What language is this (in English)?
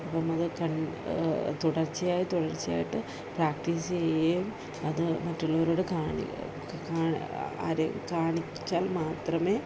Malayalam